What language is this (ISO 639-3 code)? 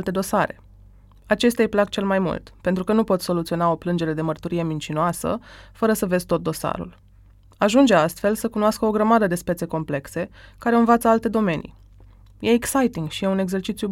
ron